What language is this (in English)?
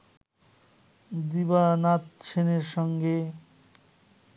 Bangla